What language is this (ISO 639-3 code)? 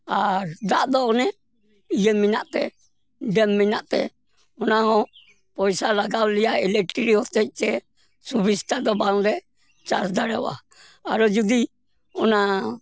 sat